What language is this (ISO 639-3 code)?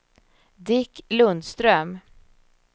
swe